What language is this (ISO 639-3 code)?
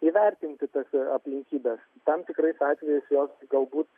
lit